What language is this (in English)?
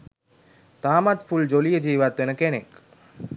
Sinhala